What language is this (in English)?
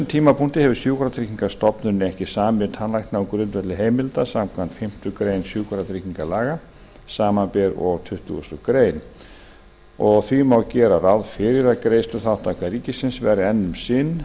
Icelandic